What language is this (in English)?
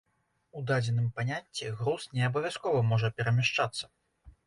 Belarusian